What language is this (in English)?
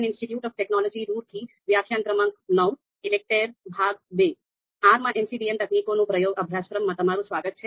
Gujarati